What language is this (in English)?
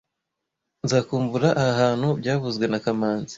Kinyarwanda